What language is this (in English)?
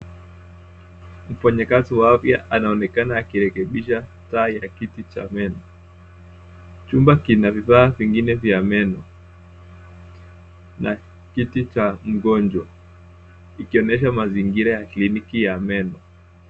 Swahili